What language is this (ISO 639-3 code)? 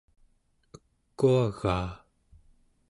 esu